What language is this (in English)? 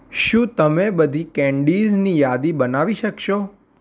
Gujarati